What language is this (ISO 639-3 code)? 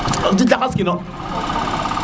srr